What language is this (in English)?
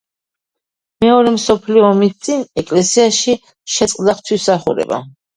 Georgian